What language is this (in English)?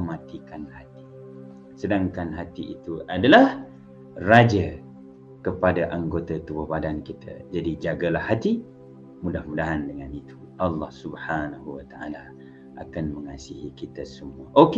Malay